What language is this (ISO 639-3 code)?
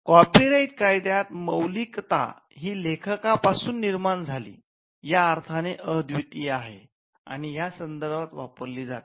mar